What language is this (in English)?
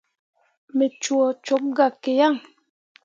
Mundang